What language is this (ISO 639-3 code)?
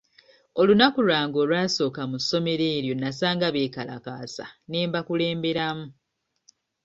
lug